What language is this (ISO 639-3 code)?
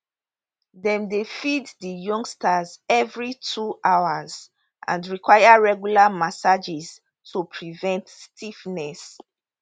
pcm